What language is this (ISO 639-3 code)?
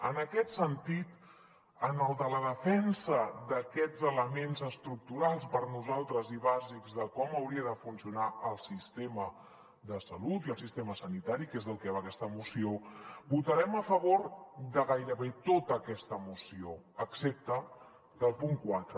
cat